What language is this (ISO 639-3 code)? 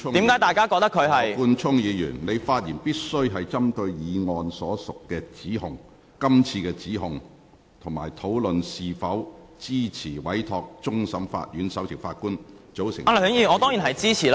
yue